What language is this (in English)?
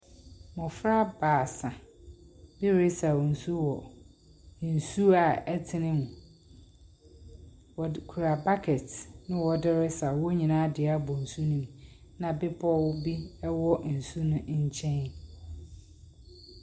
Akan